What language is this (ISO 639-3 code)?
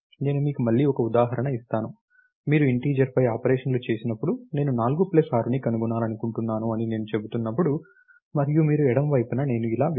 tel